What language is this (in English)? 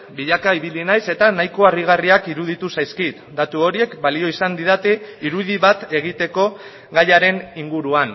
Basque